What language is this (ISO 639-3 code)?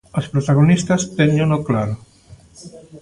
glg